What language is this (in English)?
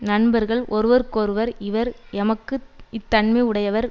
Tamil